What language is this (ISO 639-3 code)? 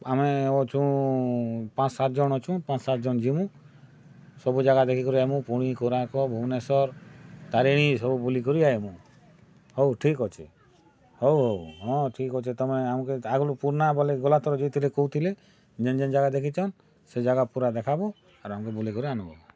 ori